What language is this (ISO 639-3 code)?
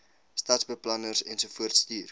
afr